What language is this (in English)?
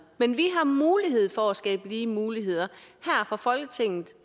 Danish